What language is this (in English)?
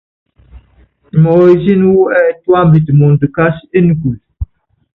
Yangben